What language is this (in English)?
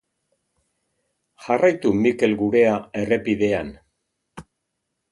Basque